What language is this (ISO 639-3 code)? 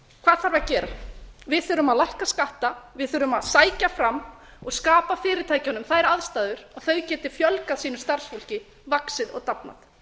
isl